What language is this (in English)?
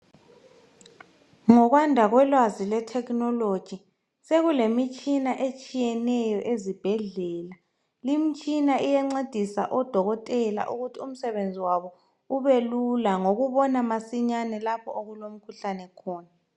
North Ndebele